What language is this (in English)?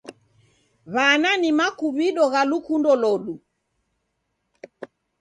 Taita